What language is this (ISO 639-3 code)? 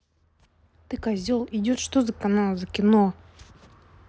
rus